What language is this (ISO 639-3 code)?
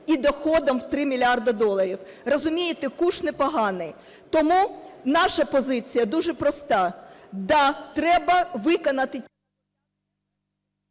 ukr